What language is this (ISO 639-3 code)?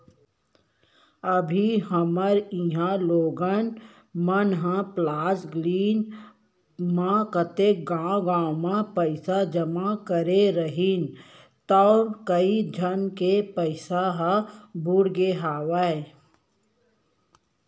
hne